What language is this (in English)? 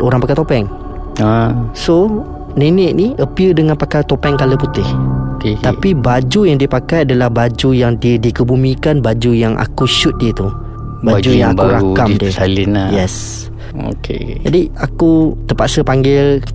Malay